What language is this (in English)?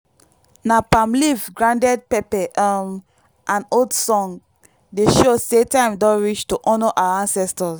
Nigerian Pidgin